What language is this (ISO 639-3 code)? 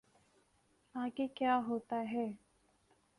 urd